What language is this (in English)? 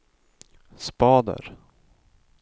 Swedish